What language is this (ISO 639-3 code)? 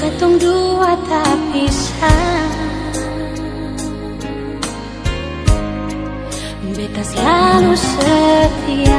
ind